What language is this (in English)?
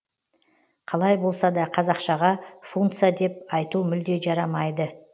Kazakh